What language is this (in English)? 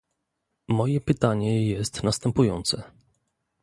Polish